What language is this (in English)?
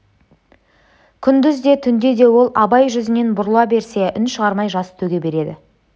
Kazakh